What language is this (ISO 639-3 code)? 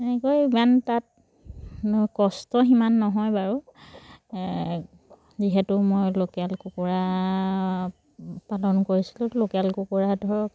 asm